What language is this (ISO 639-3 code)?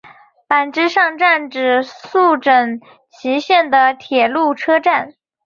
zho